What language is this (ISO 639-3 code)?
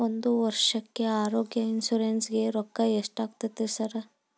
kan